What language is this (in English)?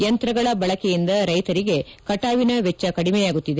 Kannada